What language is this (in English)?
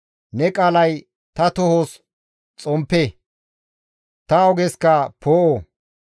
Gamo